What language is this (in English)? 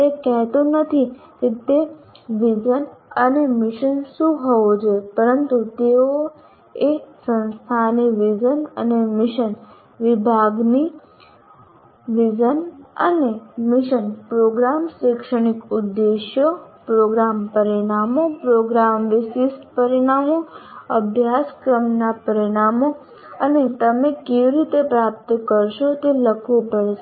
Gujarati